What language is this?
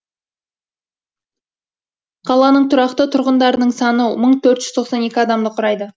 Kazakh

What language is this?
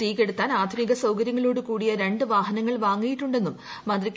Malayalam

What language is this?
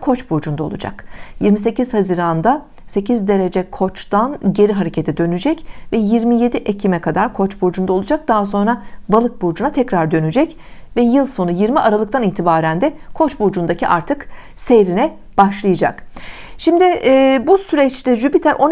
Turkish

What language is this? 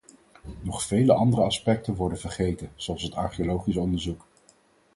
Dutch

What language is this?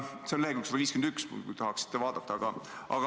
Estonian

